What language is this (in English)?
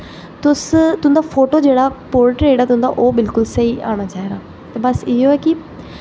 Dogri